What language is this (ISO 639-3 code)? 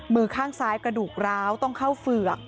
tha